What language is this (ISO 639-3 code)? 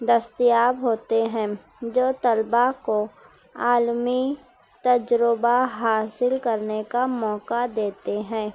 urd